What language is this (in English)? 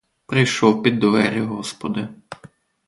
Ukrainian